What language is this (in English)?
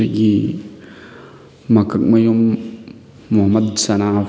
Manipuri